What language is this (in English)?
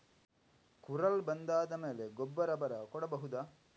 Kannada